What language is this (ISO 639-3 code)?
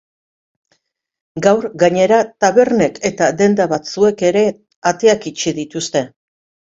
eus